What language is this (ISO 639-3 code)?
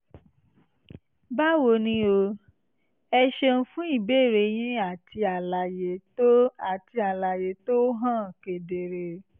yor